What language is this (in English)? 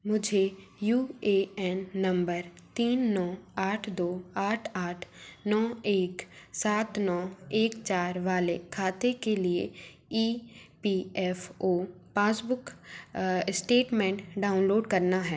Hindi